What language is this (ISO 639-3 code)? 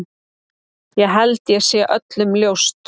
isl